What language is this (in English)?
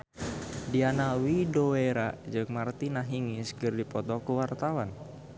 Sundanese